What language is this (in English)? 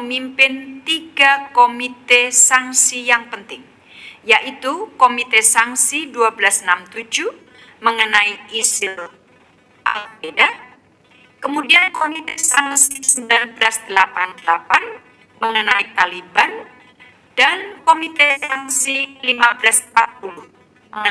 Indonesian